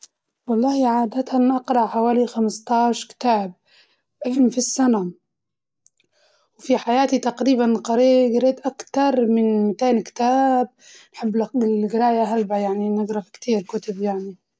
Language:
Libyan Arabic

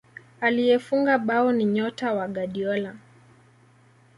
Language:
Swahili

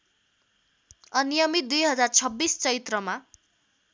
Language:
Nepali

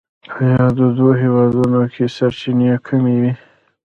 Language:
Pashto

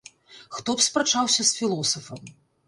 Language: Belarusian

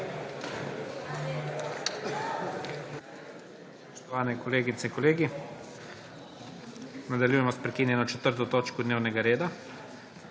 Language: Slovenian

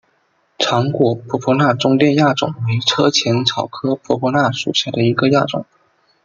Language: Chinese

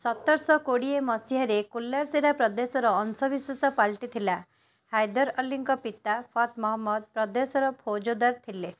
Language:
Odia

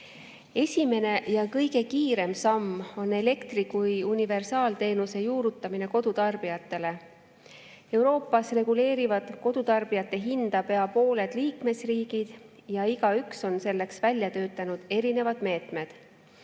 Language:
Estonian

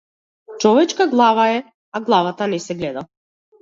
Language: Macedonian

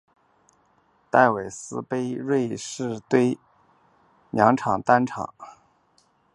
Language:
Chinese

